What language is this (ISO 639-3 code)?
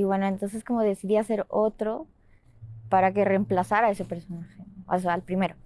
spa